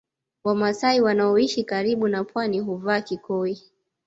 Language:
Swahili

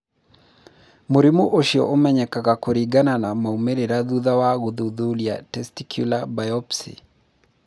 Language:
Kikuyu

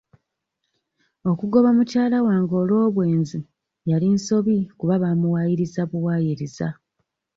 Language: Ganda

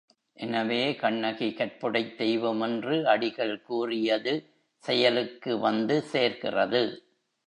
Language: Tamil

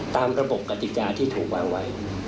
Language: Thai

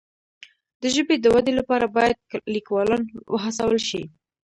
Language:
Pashto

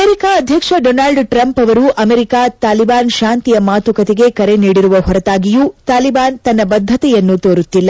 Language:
Kannada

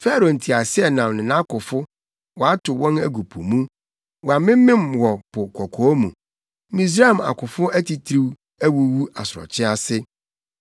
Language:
Akan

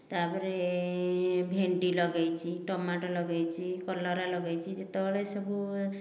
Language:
Odia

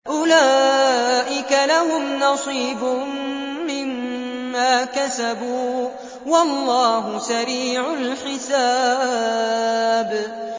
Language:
Arabic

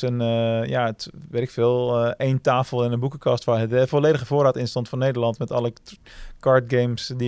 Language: Dutch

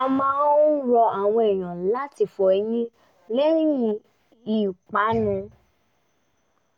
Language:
Yoruba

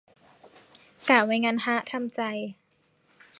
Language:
Thai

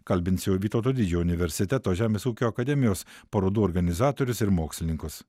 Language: Lithuanian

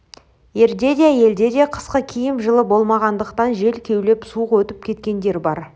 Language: Kazakh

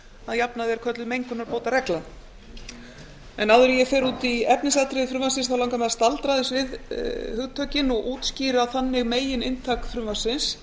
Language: Icelandic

